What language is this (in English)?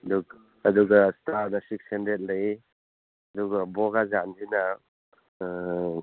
Manipuri